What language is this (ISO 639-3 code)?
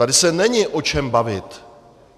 ces